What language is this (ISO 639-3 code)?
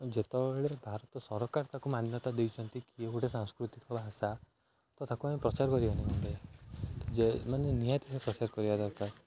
ori